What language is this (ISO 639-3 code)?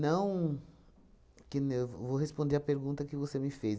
por